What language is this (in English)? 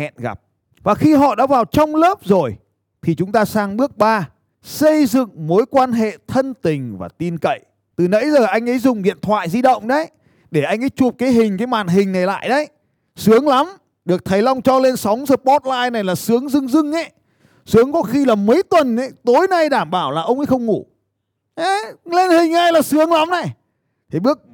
Vietnamese